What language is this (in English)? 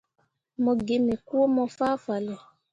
Mundang